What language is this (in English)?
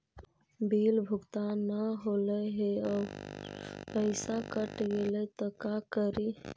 Magahi